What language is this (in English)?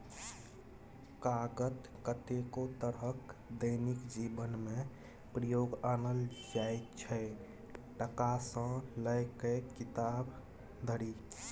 Maithili